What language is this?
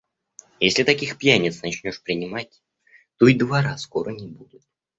Russian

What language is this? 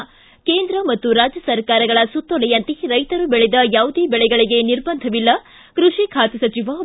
Kannada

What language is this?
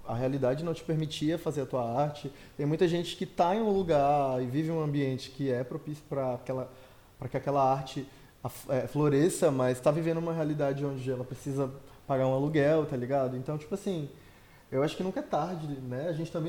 Portuguese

